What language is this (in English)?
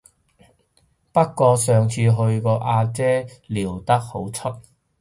Cantonese